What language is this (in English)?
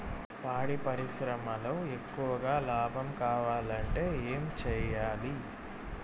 Telugu